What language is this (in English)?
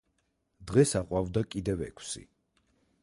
Georgian